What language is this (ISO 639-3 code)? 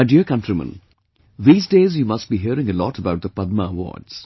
eng